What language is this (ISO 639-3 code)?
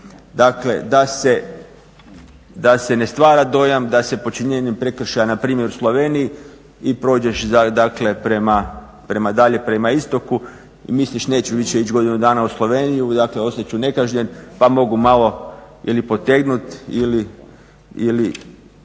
hrv